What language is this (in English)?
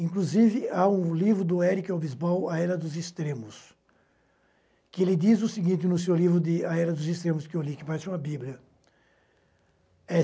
Portuguese